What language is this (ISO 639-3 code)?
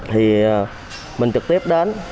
vie